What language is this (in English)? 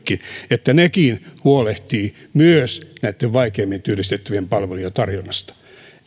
Finnish